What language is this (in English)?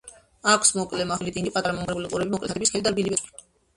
Georgian